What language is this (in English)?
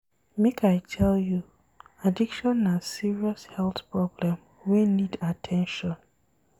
Nigerian Pidgin